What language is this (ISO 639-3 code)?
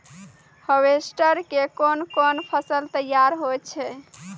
mai